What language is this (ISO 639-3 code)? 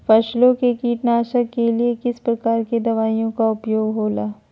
mag